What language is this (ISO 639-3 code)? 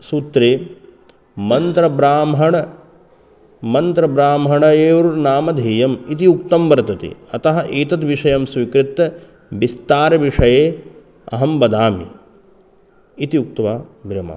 san